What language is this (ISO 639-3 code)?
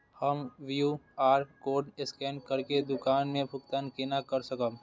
mai